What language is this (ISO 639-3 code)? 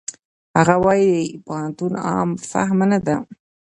pus